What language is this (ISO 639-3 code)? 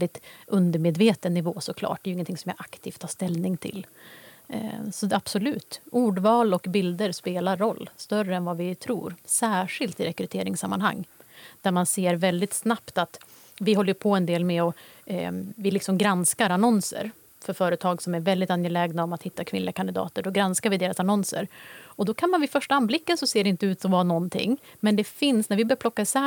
swe